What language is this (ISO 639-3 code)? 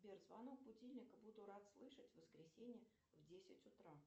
rus